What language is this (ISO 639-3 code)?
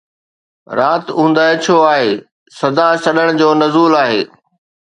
snd